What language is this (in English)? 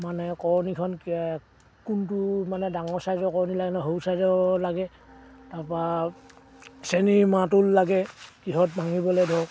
Assamese